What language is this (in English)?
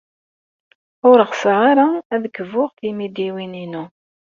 Kabyle